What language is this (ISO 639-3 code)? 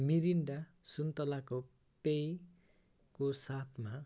nep